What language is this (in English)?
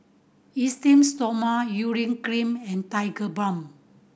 English